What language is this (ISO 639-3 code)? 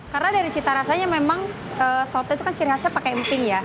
ind